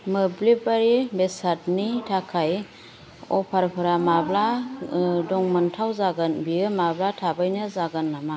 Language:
Bodo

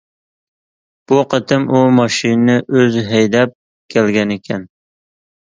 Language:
Uyghur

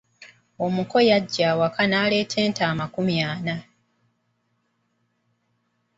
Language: Ganda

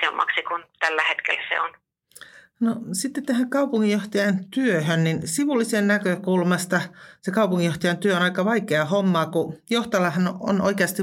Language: Finnish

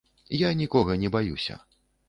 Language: Belarusian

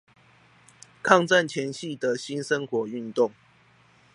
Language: Chinese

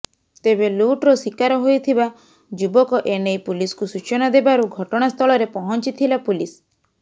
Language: Odia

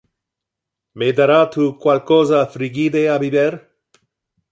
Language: Interlingua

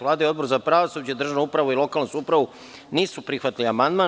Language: Serbian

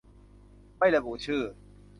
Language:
Thai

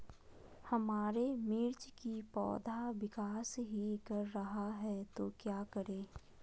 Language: Magahi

